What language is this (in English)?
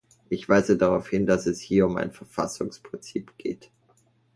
German